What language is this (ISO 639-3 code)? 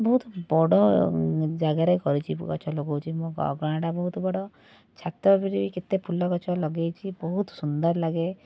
ori